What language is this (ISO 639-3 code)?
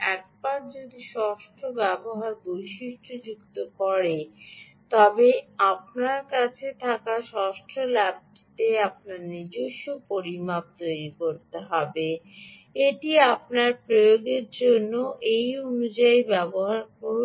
ben